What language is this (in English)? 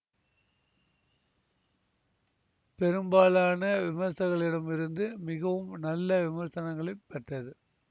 Tamil